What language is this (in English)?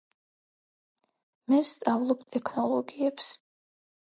Georgian